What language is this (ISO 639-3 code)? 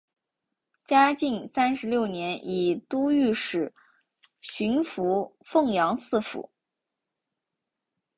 zho